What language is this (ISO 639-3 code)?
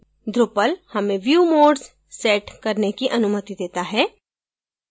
hin